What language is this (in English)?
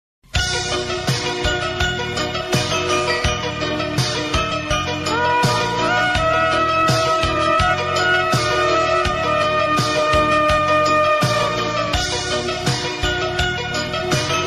Indonesian